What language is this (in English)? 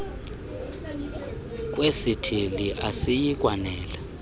Xhosa